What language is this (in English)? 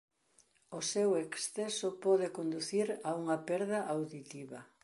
Galician